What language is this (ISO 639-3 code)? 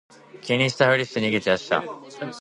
jpn